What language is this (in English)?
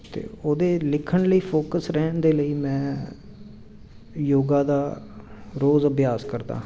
Punjabi